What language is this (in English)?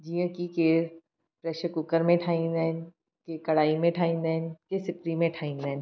Sindhi